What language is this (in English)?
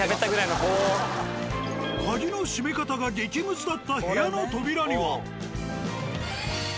Japanese